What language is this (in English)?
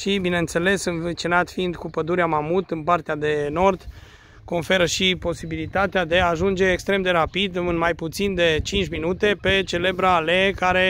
Romanian